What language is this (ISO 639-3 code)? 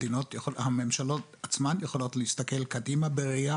heb